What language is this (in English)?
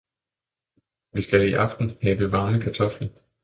Danish